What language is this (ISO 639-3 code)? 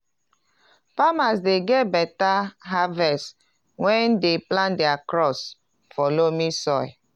pcm